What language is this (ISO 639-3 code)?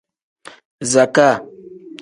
kdh